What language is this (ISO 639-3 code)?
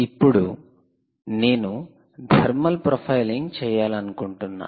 tel